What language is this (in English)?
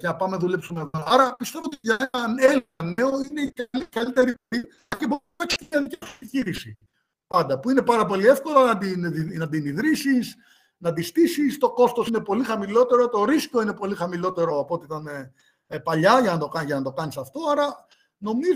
Greek